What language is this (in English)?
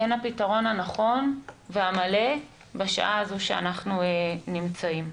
Hebrew